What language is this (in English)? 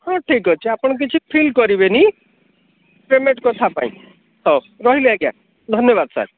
Odia